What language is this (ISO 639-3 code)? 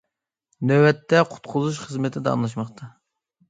uig